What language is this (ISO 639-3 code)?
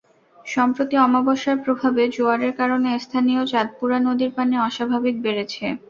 ben